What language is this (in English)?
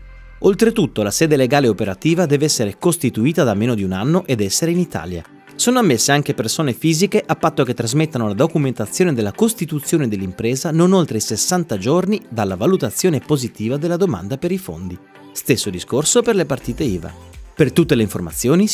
Italian